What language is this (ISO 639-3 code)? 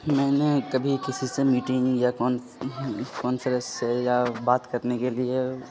urd